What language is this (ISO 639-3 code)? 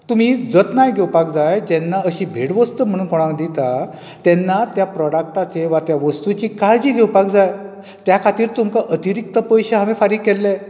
kok